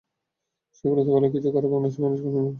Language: Bangla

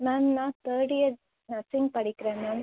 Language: Tamil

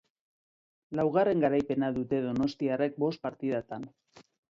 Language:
Basque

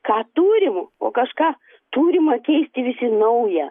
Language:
Lithuanian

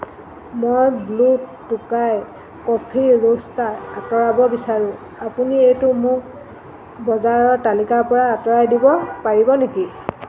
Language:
Assamese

